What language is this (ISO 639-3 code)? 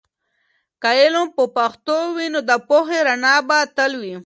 pus